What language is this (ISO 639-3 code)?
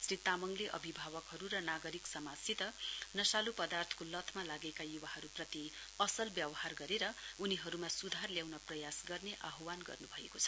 nep